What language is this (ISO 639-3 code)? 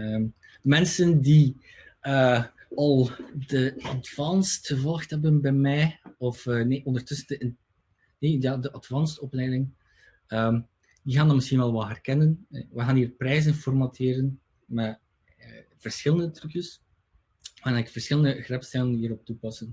nld